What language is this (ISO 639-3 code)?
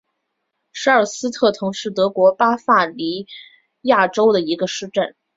zho